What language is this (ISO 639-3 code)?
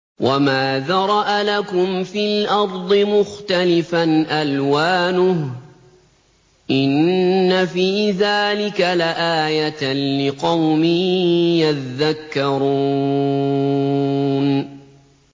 ara